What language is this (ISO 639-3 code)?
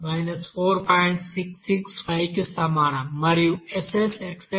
tel